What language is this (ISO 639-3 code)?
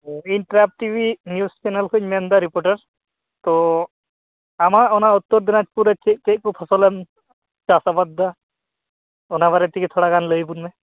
sat